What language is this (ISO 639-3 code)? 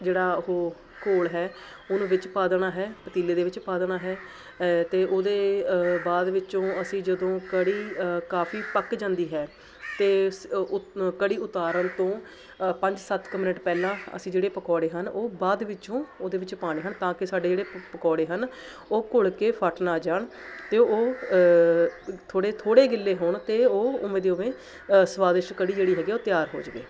pan